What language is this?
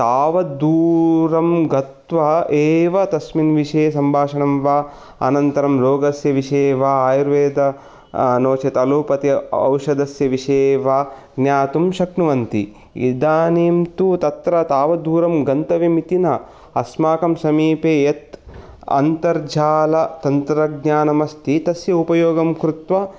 Sanskrit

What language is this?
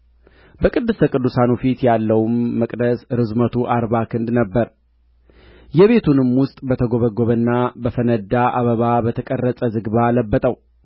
Amharic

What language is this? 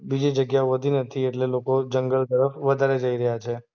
Gujarati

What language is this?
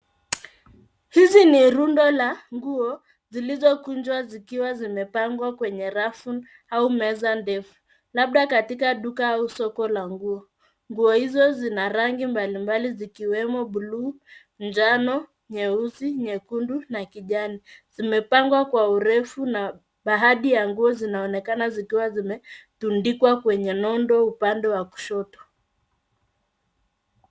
Swahili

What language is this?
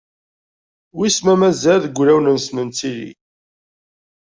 Kabyle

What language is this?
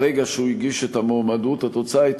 Hebrew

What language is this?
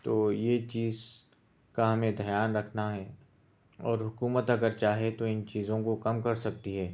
Urdu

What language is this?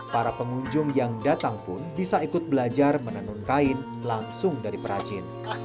Indonesian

